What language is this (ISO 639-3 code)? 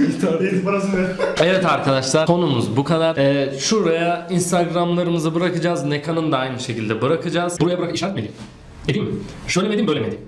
tur